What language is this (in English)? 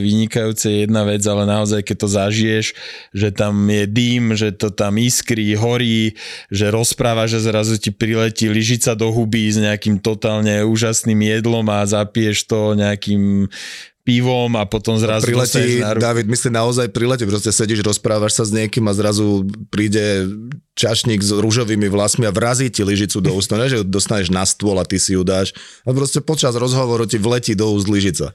Slovak